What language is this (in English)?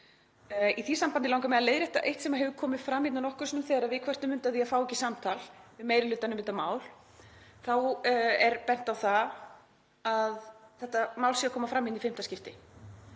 Icelandic